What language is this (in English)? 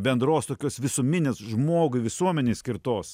Lithuanian